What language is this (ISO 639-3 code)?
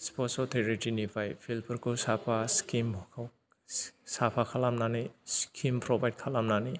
brx